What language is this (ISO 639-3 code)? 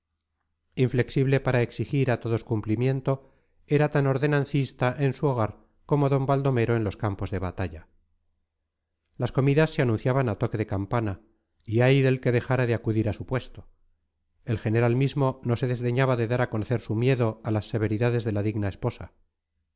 spa